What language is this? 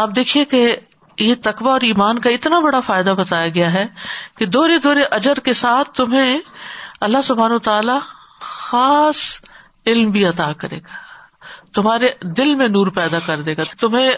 Urdu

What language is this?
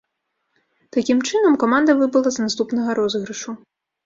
Belarusian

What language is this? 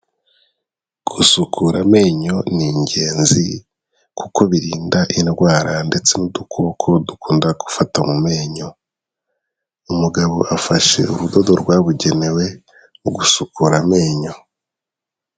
Kinyarwanda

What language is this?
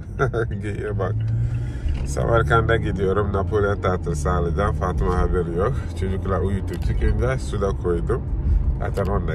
Turkish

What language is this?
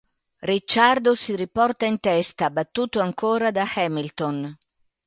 Italian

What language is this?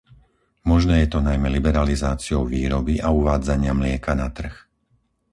Slovak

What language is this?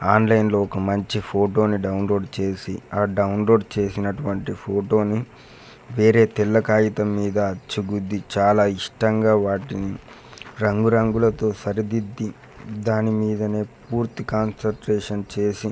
Telugu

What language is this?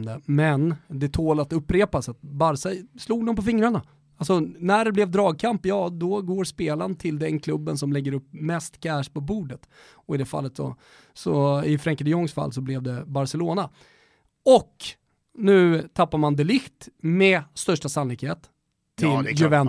Swedish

